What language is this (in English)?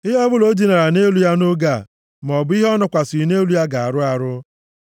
Igbo